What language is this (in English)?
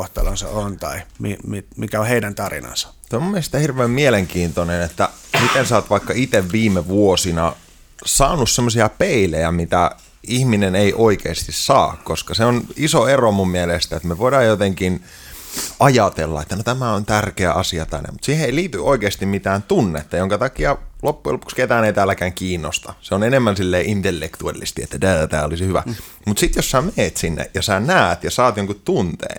Finnish